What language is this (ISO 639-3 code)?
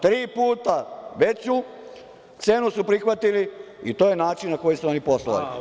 srp